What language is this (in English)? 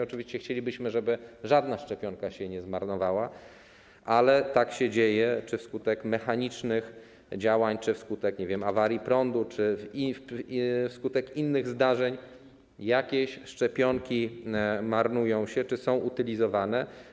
Polish